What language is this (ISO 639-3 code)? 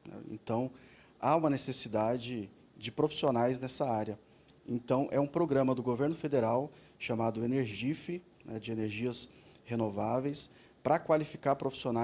por